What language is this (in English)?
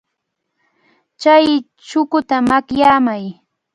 Cajatambo North Lima Quechua